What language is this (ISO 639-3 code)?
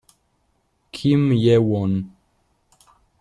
ita